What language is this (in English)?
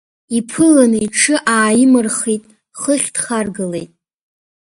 Abkhazian